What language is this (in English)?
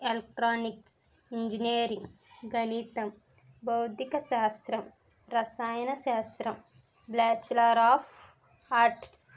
Telugu